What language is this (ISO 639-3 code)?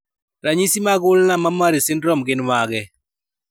luo